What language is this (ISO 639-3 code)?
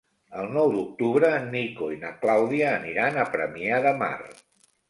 cat